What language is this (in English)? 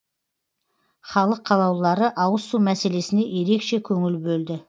Kazakh